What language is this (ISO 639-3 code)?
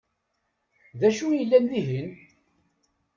kab